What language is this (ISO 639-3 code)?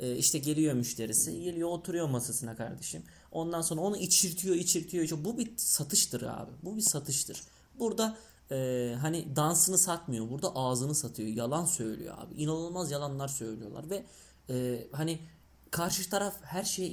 tur